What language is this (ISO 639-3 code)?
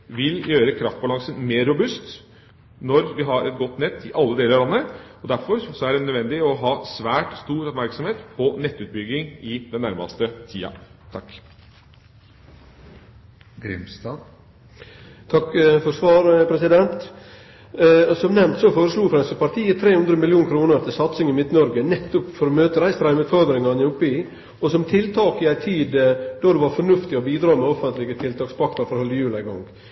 nor